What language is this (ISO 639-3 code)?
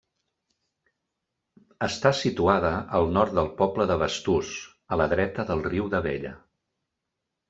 cat